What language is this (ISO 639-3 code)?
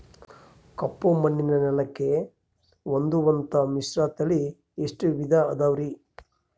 kan